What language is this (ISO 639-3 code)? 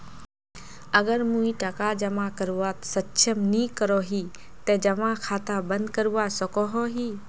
mag